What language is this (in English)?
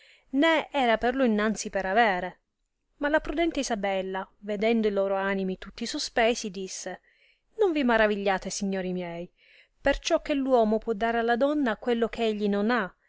Italian